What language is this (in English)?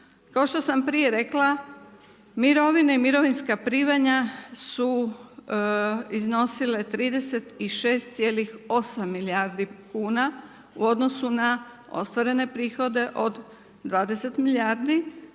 Croatian